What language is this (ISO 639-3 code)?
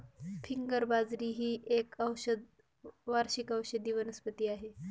mar